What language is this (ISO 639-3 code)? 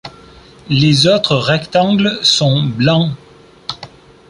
fra